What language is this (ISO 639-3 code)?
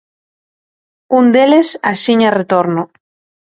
glg